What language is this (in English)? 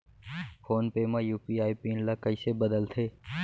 Chhattisgarhi